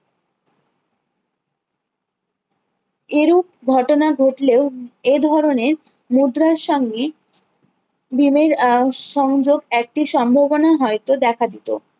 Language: Bangla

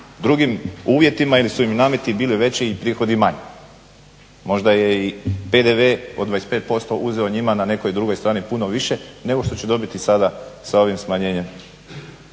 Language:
Croatian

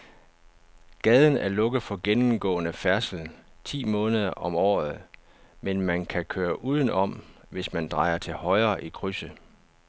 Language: Danish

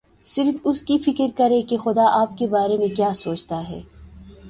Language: Urdu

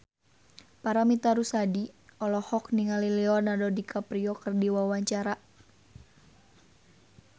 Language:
Sundanese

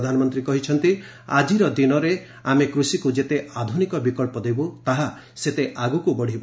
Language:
Odia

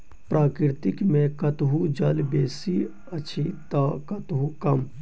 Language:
Maithili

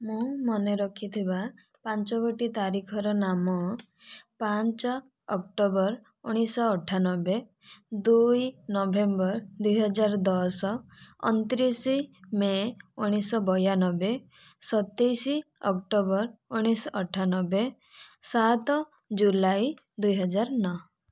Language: Odia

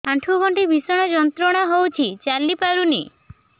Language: Odia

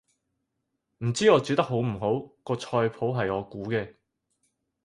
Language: Cantonese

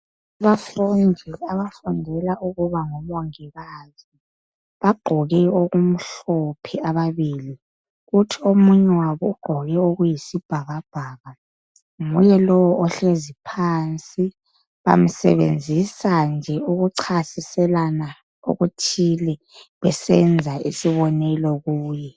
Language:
North Ndebele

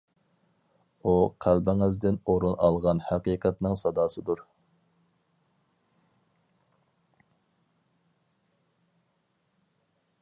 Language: Uyghur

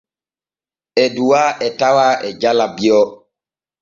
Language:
Borgu Fulfulde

